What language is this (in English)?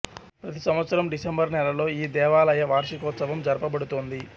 Telugu